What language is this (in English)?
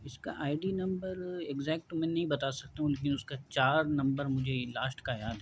Urdu